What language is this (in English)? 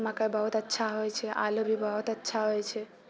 Maithili